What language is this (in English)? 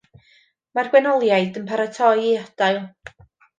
Welsh